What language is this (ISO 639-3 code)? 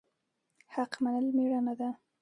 pus